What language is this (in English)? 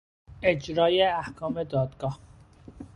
Persian